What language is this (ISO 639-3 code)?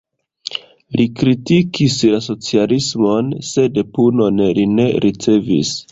epo